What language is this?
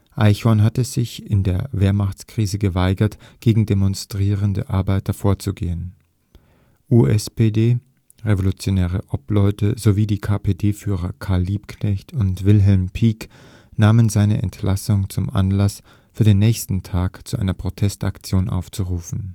German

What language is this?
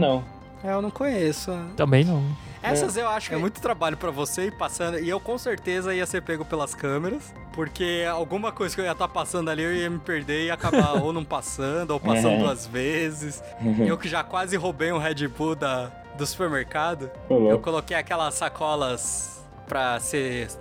Portuguese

